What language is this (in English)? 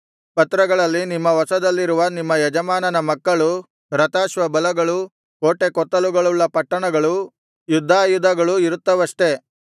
Kannada